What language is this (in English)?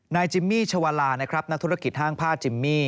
Thai